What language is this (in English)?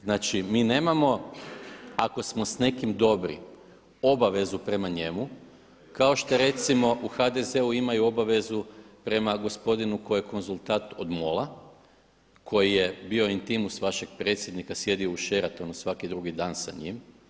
Croatian